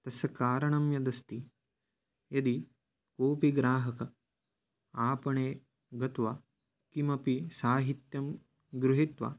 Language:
Sanskrit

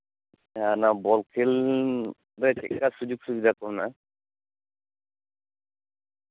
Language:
Santali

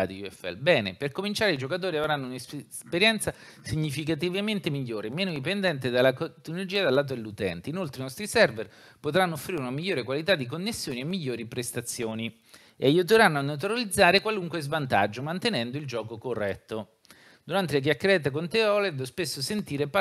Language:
Italian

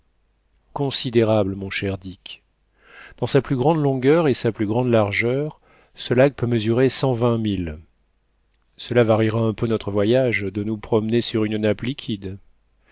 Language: French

